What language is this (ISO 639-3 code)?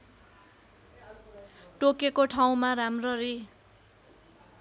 nep